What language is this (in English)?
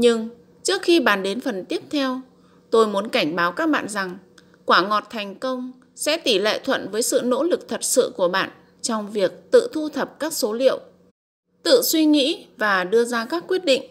Vietnamese